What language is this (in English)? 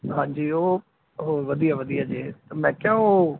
Punjabi